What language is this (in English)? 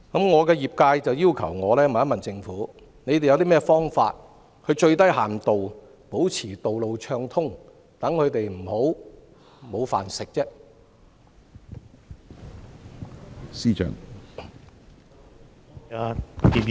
Cantonese